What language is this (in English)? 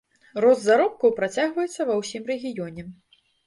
Belarusian